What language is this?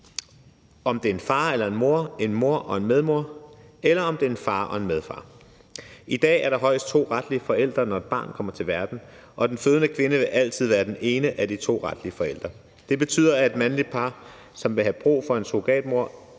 Danish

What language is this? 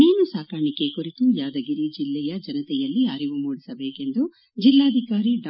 Kannada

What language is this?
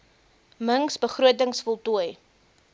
Afrikaans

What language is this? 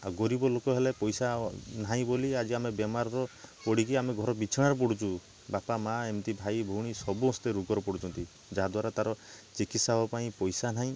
Odia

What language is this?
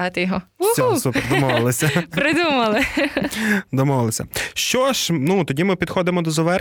Ukrainian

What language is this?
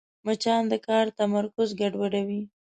Pashto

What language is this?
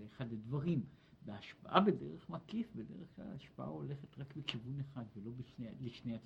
Hebrew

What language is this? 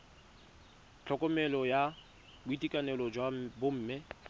Tswana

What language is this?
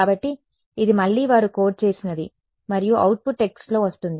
Telugu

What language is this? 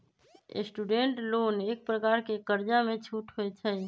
Magahi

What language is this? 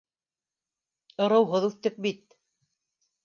Bashkir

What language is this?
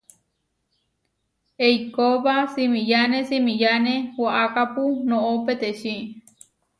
Huarijio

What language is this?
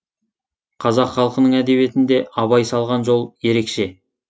Kazakh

